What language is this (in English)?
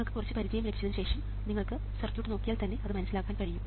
Malayalam